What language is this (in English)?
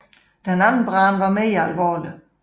Danish